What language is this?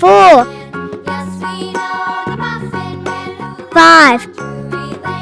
English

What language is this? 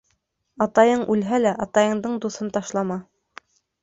Bashkir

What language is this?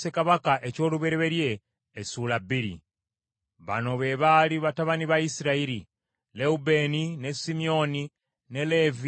Ganda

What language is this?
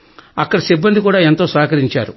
Telugu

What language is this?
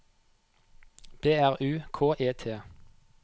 Norwegian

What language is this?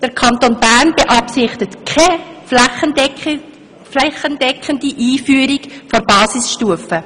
Swiss German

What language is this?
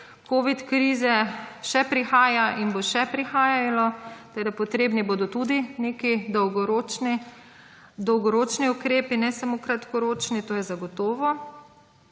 Slovenian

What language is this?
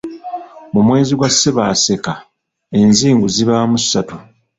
Ganda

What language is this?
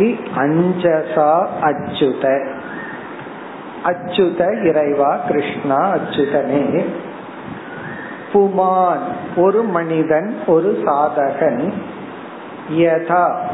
Tamil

